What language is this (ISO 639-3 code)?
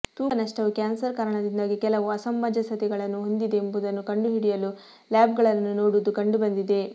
kan